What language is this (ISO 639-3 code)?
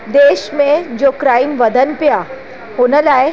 snd